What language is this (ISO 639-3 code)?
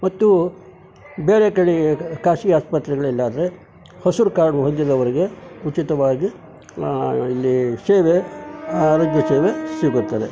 kan